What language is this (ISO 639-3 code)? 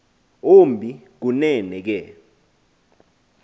xho